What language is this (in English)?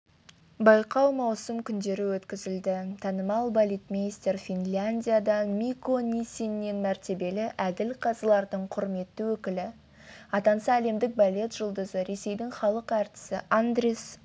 Kazakh